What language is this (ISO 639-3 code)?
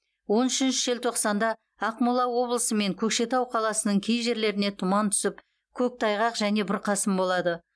kaz